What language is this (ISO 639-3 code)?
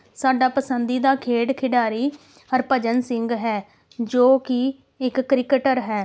pan